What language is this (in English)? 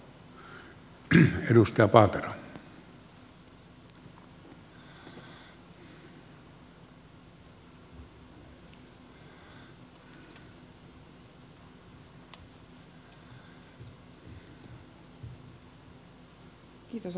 Finnish